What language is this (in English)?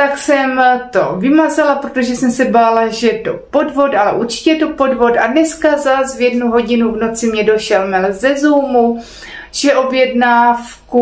Czech